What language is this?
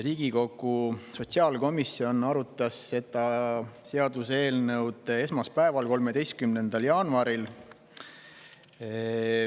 Estonian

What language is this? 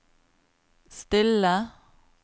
Norwegian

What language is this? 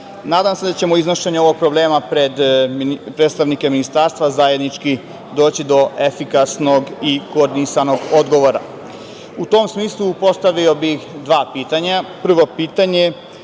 Serbian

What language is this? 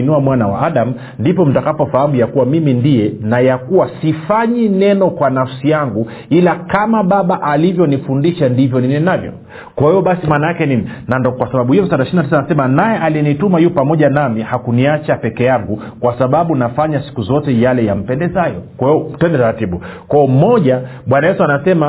Swahili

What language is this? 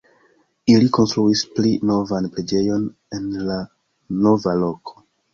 Esperanto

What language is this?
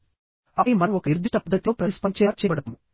Telugu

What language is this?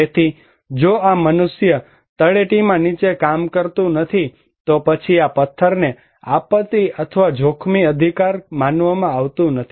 Gujarati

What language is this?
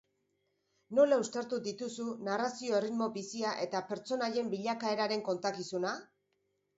Basque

